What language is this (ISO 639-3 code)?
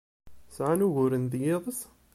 kab